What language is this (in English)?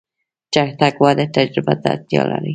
Pashto